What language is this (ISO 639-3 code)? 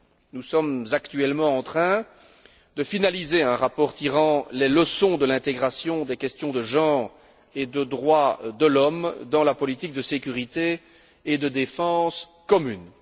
fra